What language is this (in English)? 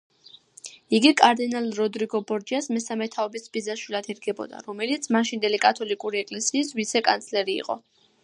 Georgian